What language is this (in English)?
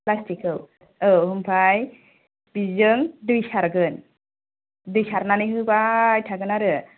Bodo